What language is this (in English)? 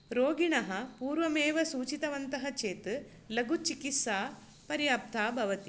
Sanskrit